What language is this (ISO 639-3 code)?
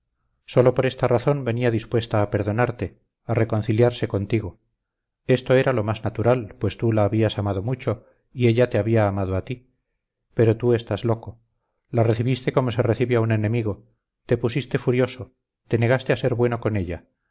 spa